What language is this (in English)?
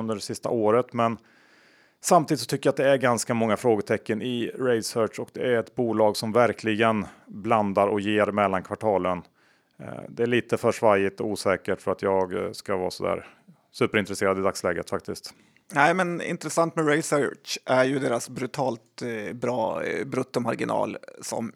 Swedish